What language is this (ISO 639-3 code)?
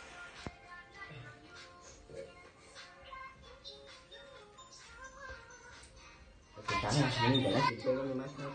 vie